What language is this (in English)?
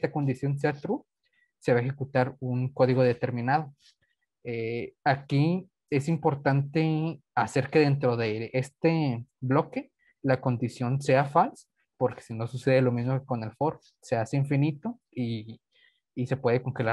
Spanish